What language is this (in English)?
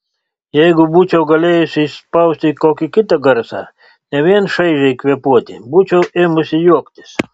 Lithuanian